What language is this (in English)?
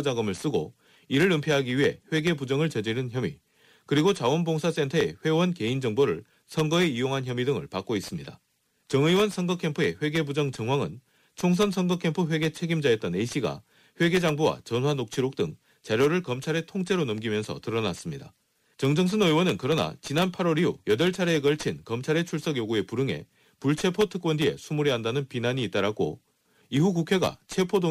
Korean